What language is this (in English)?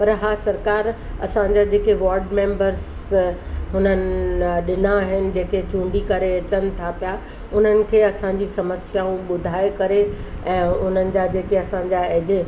Sindhi